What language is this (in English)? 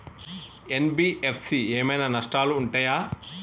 Telugu